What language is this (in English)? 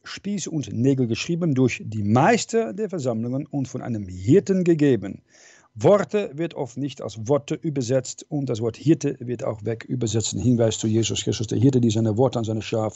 German